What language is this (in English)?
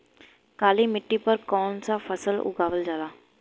Bhojpuri